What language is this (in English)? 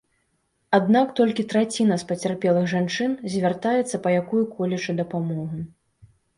Belarusian